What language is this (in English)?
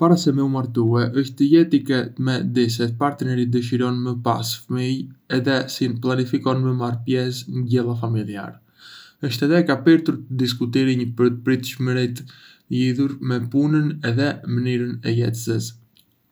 Arbëreshë Albanian